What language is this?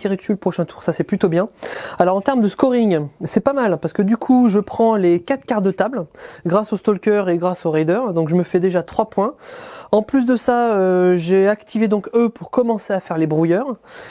French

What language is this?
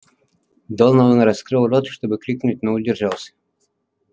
Russian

